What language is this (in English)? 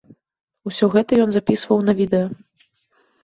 Belarusian